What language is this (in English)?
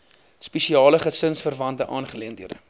Afrikaans